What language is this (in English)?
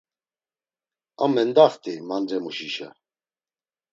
Laz